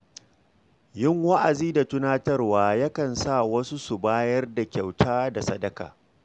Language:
Hausa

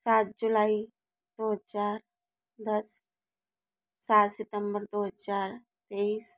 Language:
Hindi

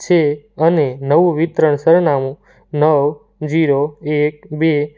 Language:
Gujarati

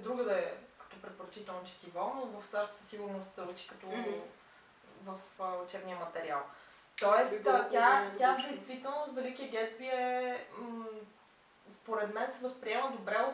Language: Bulgarian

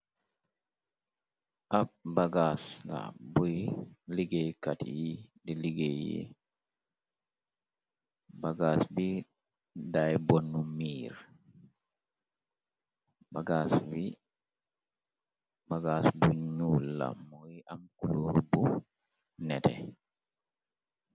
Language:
Wolof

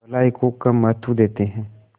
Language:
Hindi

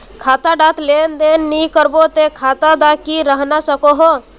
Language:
Magahi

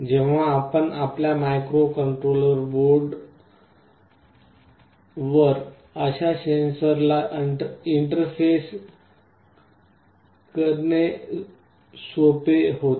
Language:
Marathi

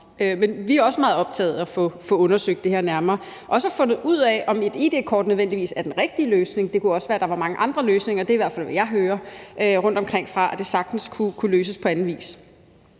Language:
Danish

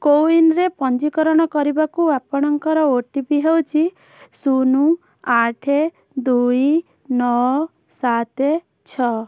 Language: Odia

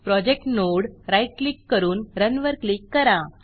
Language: Marathi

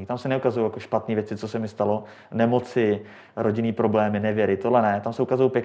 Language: Czech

